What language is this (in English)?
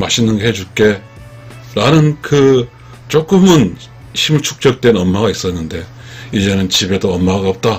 Korean